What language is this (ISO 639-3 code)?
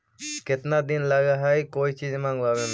mag